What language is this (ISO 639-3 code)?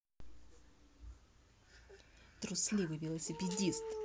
rus